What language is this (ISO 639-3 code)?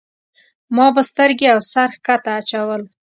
pus